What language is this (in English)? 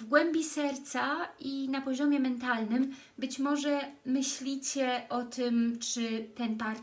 Polish